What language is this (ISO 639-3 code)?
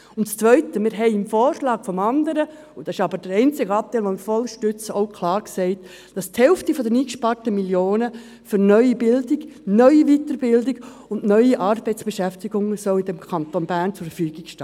gsw